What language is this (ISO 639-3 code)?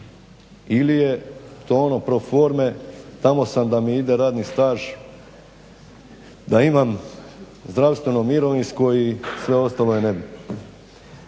hrv